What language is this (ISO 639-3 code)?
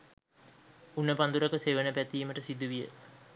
sin